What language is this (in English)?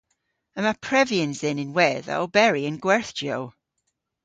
Cornish